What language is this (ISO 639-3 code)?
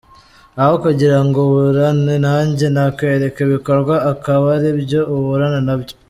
kin